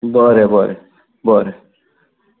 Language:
Konkani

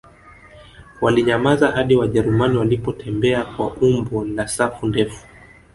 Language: Swahili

